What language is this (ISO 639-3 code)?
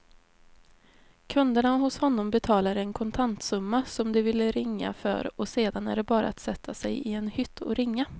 swe